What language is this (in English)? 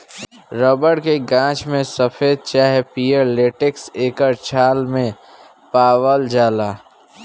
Bhojpuri